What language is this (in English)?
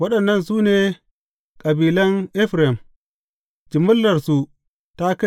Hausa